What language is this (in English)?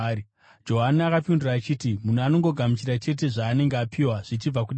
Shona